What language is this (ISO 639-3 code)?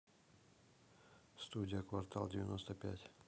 rus